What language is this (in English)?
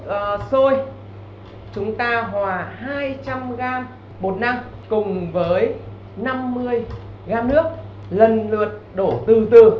Vietnamese